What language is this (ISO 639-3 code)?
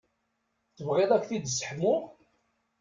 kab